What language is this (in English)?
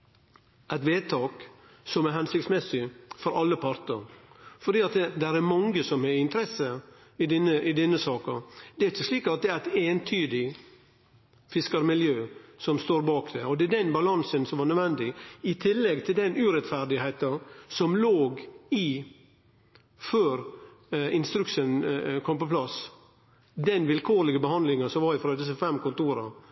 Norwegian Nynorsk